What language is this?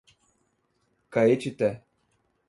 Portuguese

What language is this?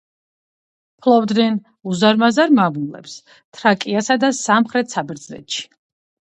Georgian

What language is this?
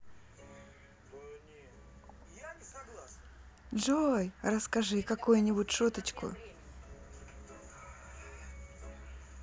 Russian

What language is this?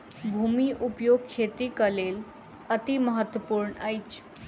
Maithili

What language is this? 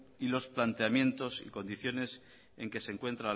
Spanish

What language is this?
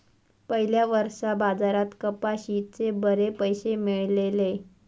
Marathi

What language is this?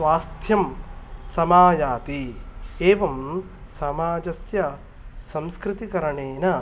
Sanskrit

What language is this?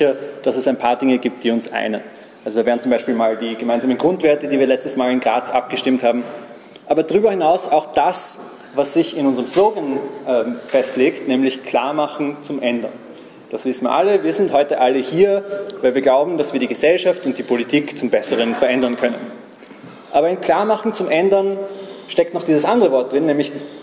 German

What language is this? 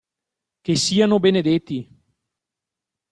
Italian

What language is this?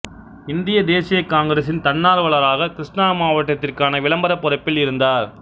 Tamil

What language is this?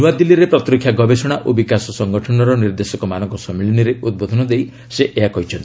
Odia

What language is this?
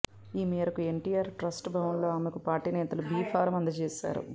Telugu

